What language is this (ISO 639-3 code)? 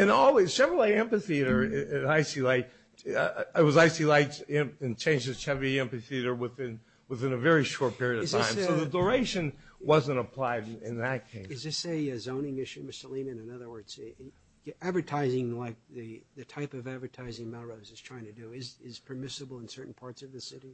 eng